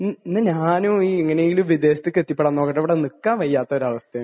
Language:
Malayalam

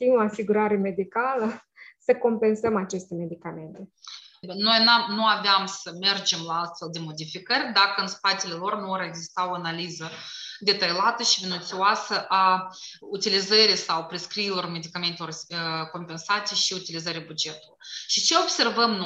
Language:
Romanian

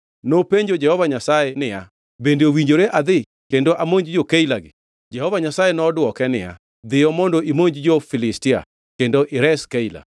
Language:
Luo (Kenya and Tanzania)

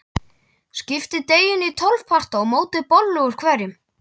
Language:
Icelandic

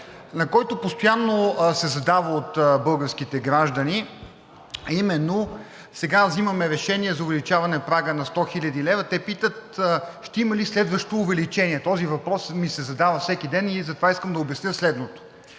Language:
Bulgarian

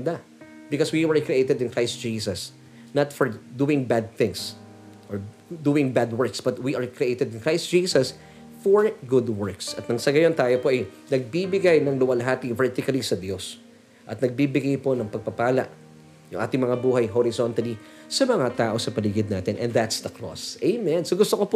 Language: Filipino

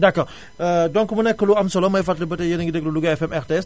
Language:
Wolof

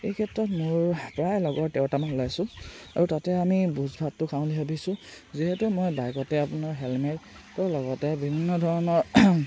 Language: Assamese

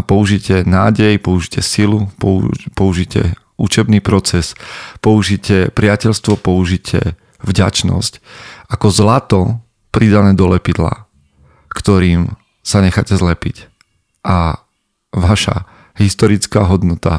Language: Slovak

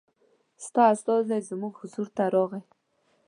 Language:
Pashto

